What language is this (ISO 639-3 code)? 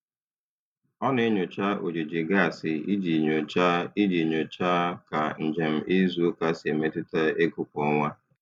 ibo